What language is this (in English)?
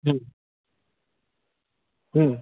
Gujarati